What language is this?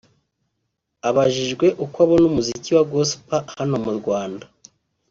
Kinyarwanda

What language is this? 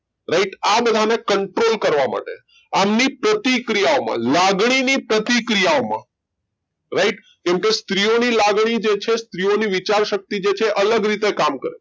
Gujarati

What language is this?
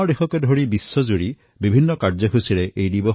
Assamese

